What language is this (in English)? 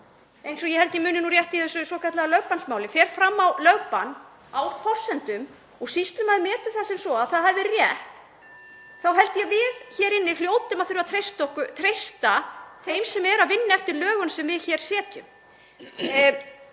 Icelandic